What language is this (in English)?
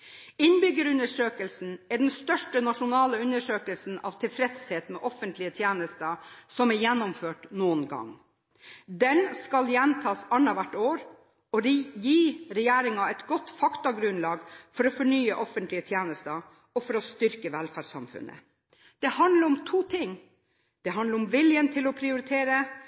Norwegian Bokmål